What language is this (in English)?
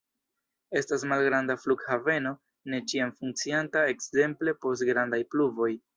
Esperanto